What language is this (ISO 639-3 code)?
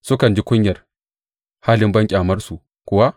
hau